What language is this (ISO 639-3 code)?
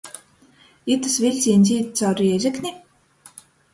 ltg